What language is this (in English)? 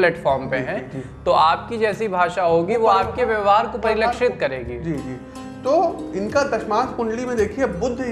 Hindi